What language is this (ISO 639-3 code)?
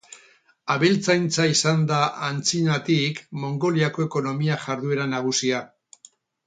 eus